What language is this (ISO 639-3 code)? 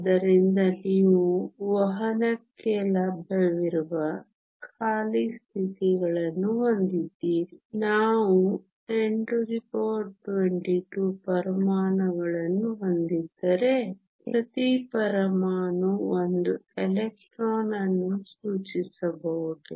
kan